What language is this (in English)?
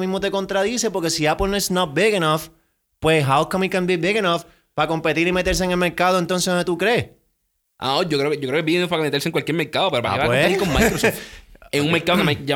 Spanish